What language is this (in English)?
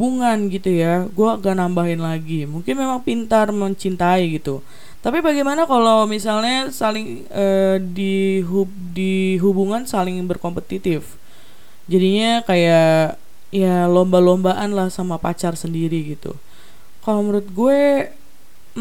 Indonesian